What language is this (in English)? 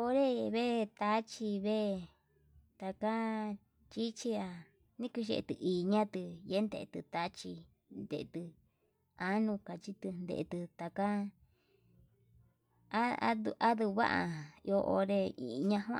Yutanduchi Mixtec